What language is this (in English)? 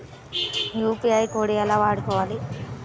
Telugu